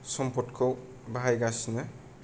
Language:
Bodo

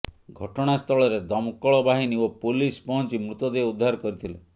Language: Odia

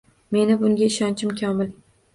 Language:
Uzbek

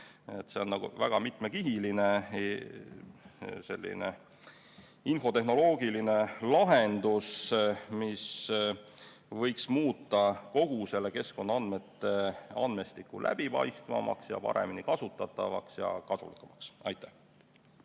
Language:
Estonian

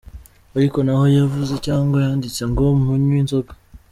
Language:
Kinyarwanda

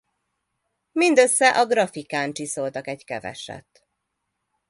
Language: Hungarian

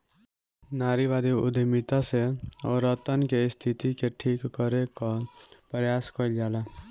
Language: Bhojpuri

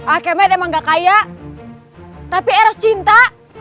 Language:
Indonesian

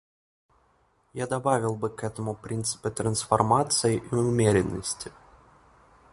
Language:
Russian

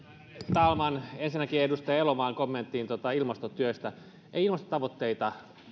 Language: Finnish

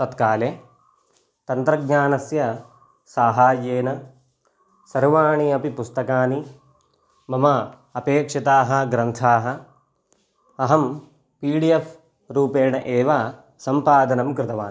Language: Sanskrit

